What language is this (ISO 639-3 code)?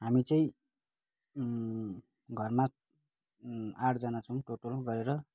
nep